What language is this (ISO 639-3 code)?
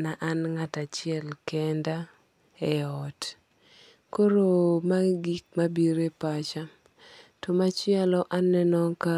luo